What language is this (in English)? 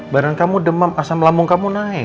Indonesian